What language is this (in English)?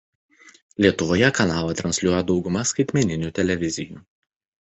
Lithuanian